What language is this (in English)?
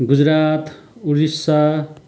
Nepali